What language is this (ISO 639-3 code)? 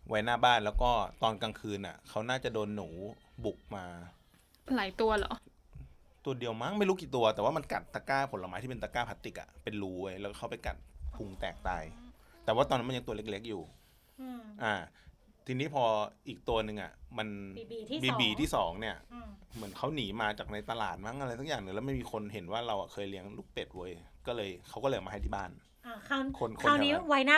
tha